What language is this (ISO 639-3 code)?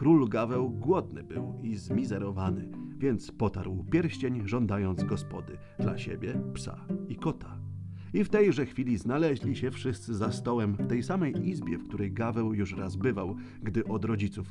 pol